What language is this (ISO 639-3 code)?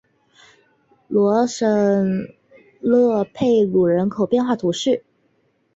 zho